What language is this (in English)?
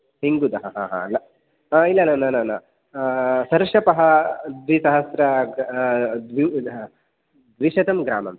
Sanskrit